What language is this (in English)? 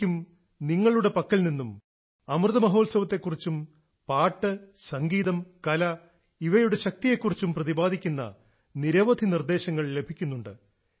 Malayalam